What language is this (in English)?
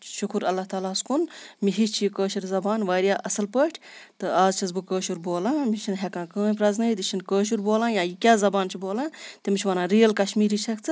Kashmiri